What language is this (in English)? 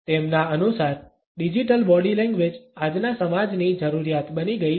Gujarati